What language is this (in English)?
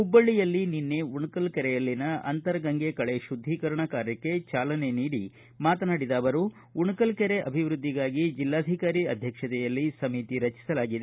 Kannada